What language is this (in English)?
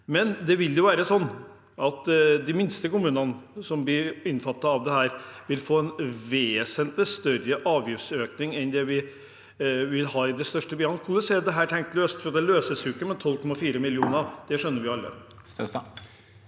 Norwegian